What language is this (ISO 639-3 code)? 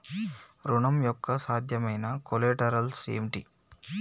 tel